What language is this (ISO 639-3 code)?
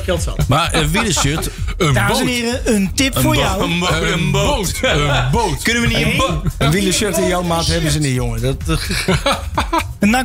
nld